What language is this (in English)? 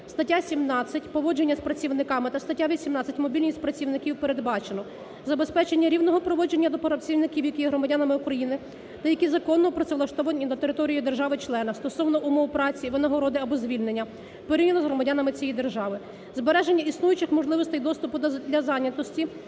Ukrainian